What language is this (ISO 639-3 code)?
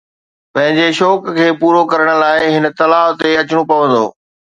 snd